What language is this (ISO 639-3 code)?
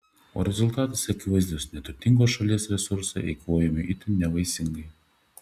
lit